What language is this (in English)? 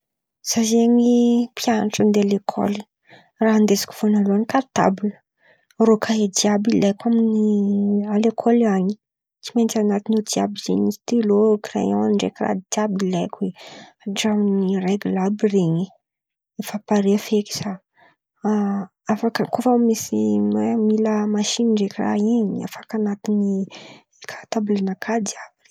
Antankarana Malagasy